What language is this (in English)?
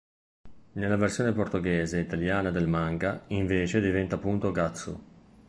Italian